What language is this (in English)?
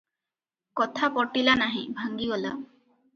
Odia